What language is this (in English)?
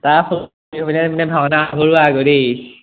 Assamese